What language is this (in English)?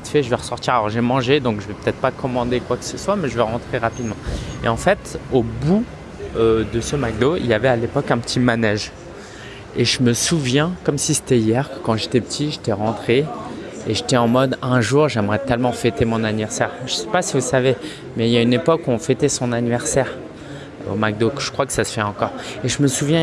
French